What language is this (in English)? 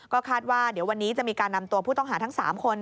Thai